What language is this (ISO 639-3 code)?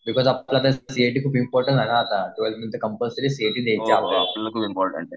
mar